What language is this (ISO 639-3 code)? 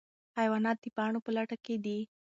pus